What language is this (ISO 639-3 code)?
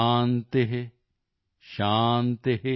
pan